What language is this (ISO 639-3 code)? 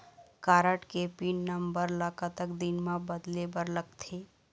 hne